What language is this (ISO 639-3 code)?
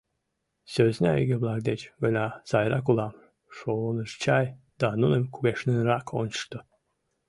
chm